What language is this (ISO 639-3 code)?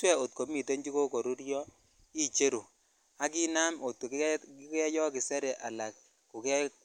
kln